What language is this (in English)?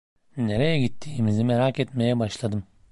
Turkish